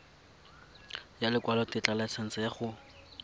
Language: Tswana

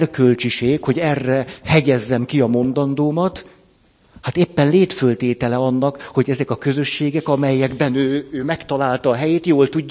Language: Hungarian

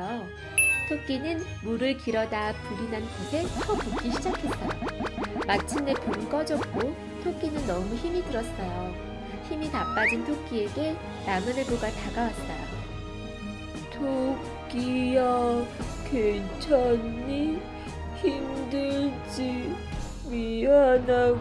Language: Korean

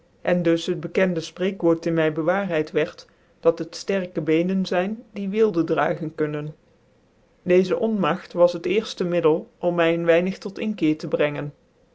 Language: Dutch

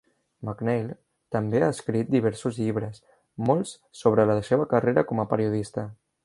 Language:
Catalan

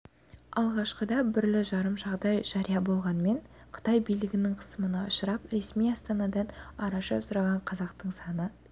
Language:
Kazakh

